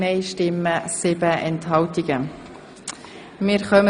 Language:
Swiss German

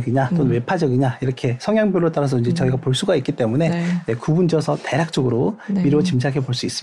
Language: Korean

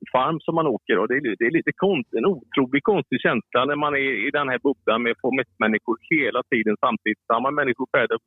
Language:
Swedish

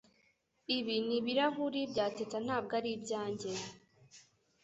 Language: Kinyarwanda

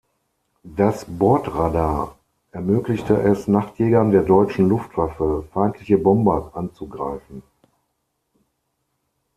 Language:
German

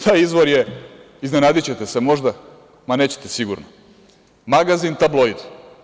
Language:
Serbian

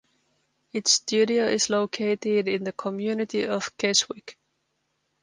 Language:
English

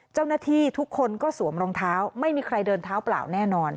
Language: Thai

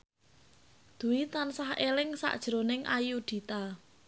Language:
Javanese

